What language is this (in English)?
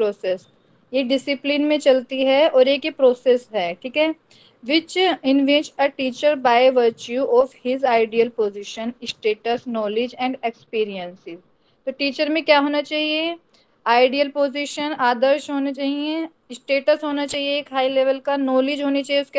Hindi